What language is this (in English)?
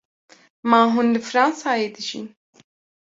Kurdish